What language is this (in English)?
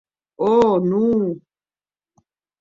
Occitan